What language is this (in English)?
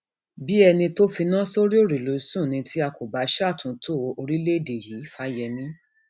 Yoruba